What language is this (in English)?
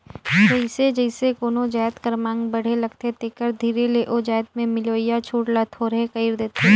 Chhattisgarhi